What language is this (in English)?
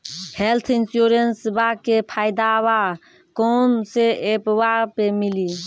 Maithili